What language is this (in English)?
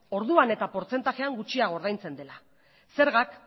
Basque